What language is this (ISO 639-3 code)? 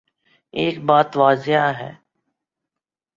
urd